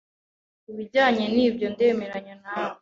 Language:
Kinyarwanda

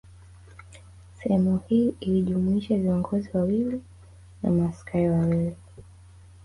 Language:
Swahili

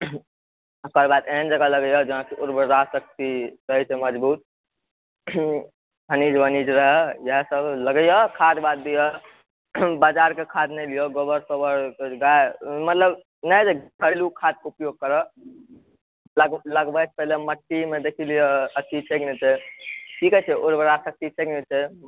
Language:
Maithili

